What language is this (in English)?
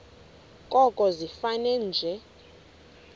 Xhosa